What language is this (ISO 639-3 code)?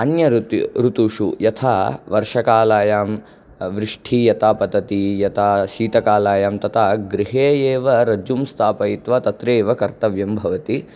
san